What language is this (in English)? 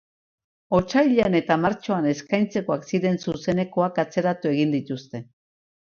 Basque